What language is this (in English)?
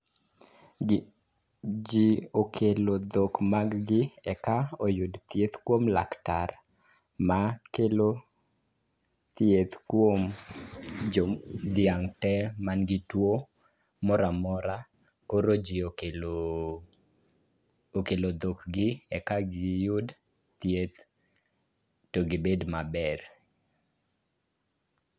Luo (Kenya and Tanzania)